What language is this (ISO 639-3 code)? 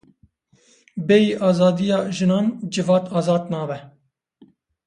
kur